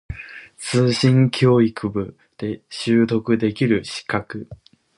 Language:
Japanese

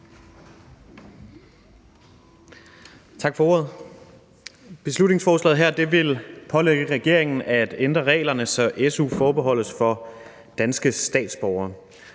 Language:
Danish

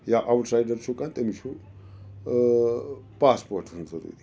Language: Kashmiri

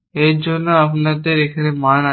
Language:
Bangla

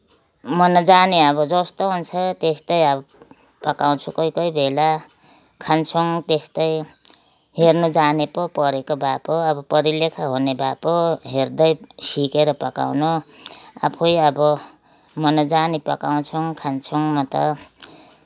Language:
Nepali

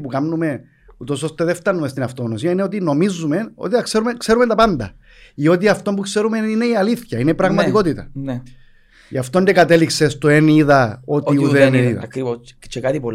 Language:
Greek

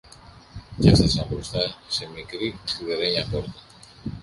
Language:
Greek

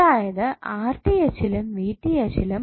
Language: Malayalam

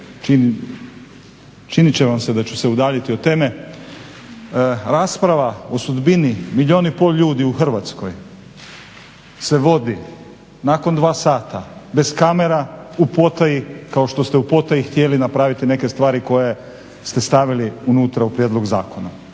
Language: Croatian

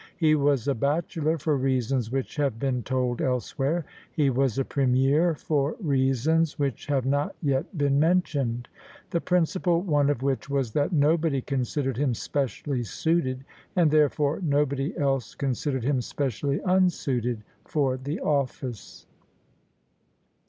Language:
English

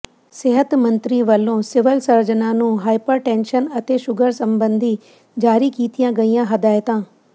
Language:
Punjabi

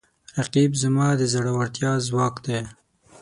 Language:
Pashto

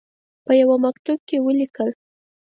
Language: Pashto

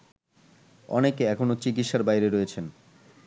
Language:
Bangla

